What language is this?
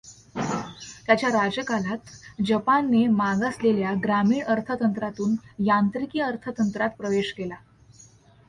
Marathi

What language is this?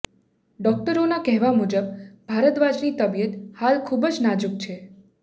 Gujarati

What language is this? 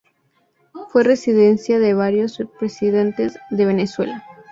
Spanish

